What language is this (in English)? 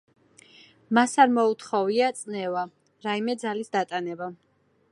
Georgian